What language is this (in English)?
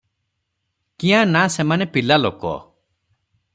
Odia